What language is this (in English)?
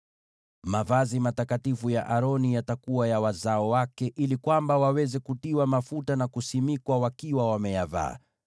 Swahili